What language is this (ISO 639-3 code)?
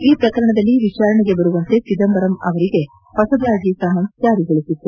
kan